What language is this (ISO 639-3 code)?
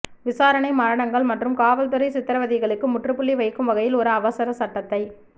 tam